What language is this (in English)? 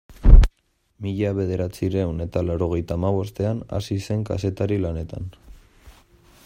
Basque